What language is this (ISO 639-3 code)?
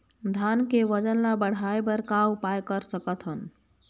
hne